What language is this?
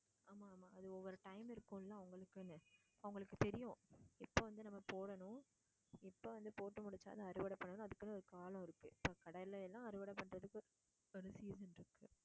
Tamil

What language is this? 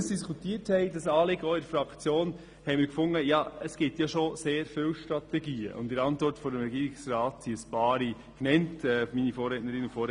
Swiss German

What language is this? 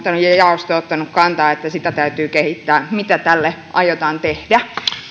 Finnish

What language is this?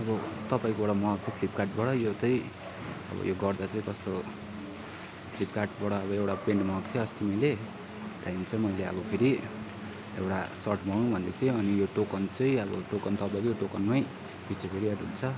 Nepali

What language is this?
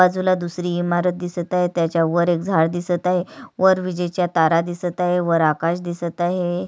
Marathi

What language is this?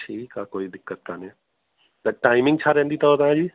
Sindhi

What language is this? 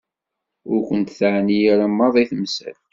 Kabyle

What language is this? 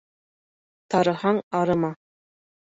Bashkir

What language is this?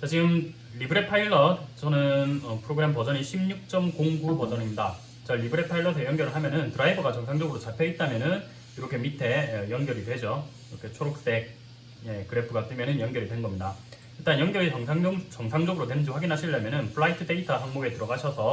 Korean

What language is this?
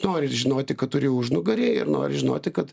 Lithuanian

